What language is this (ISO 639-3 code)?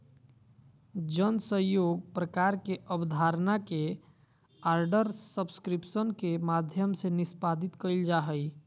mag